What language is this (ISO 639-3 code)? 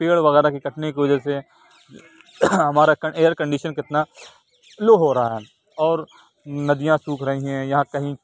urd